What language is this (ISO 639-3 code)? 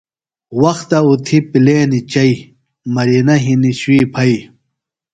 phl